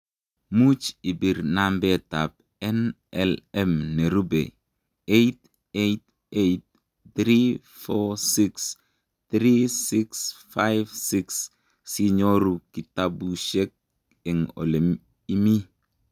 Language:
Kalenjin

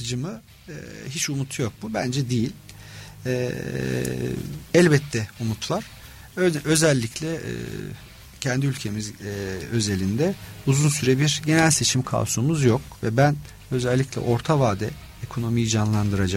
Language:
Turkish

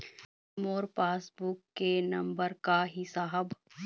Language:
Chhattisgarhi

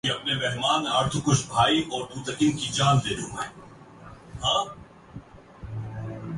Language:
Urdu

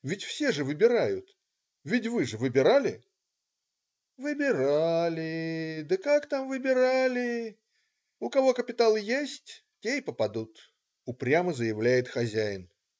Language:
Russian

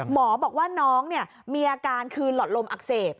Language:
Thai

